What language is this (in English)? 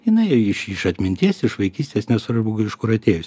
Lithuanian